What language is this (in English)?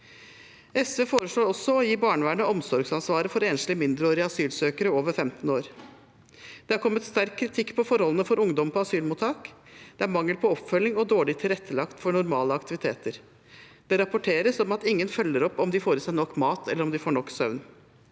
Norwegian